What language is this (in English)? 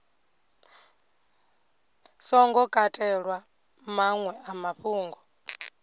Venda